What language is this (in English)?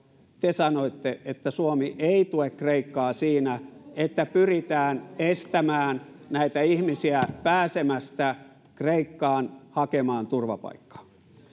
Finnish